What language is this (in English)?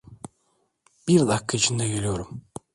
Turkish